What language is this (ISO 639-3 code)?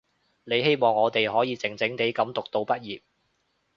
yue